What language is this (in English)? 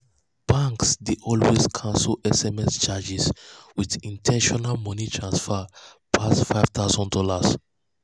Nigerian Pidgin